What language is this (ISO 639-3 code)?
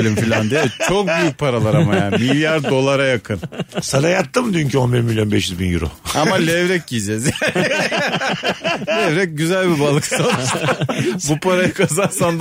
tur